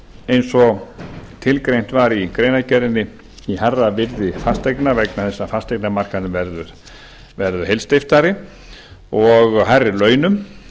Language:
Icelandic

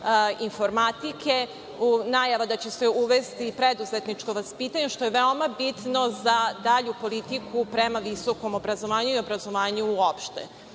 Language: Serbian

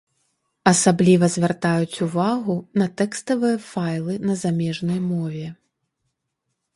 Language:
Belarusian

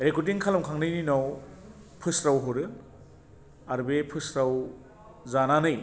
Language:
Bodo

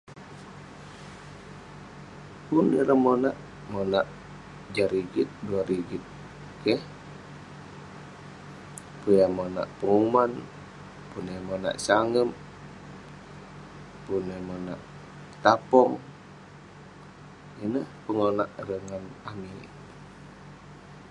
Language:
Western Penan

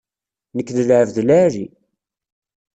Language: Kabyle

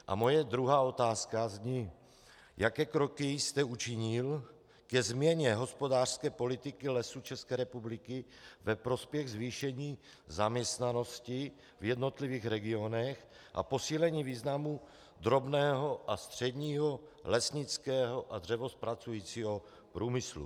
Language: Czech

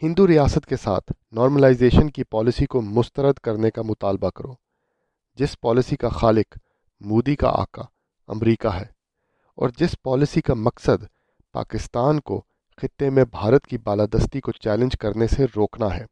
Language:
Urdu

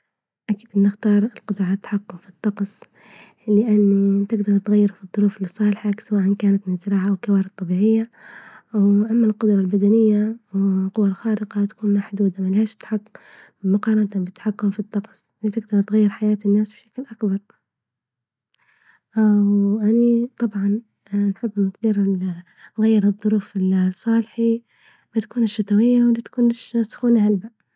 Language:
Libyan Arabic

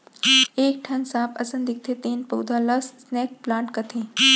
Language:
Chhattisgarhi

